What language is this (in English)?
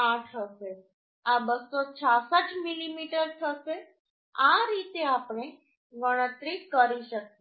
Gujarati